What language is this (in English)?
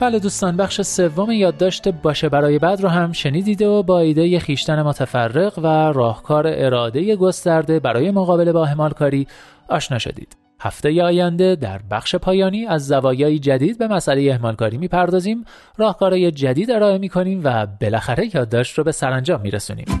Persian